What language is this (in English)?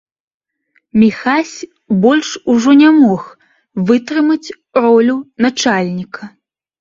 Belarusian